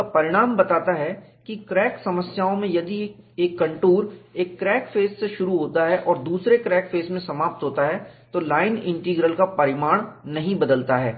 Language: Hindi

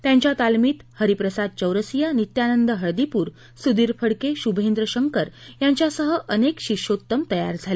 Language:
Marathi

